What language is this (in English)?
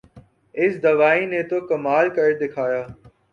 Urdu